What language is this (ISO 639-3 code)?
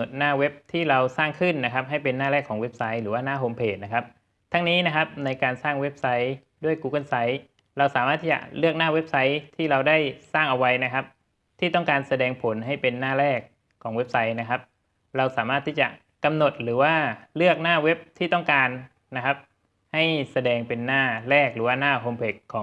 tha